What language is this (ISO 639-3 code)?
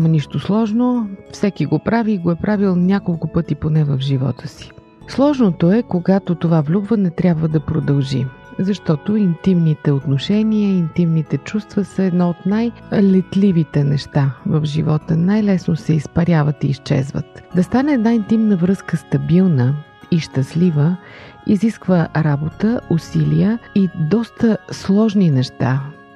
bul